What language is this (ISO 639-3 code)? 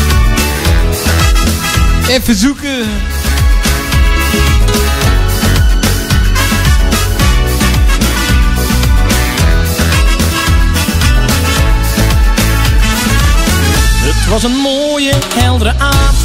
nld